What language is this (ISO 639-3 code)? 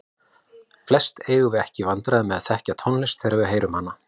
isl